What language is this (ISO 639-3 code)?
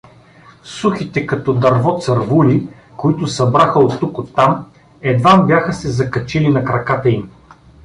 bul